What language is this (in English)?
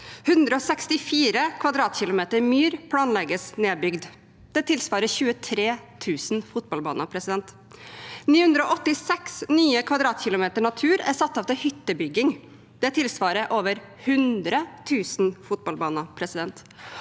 Norwegian